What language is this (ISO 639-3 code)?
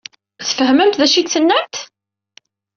kab